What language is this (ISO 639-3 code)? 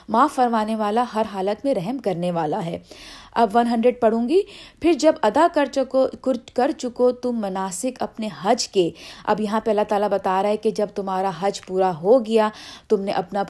urd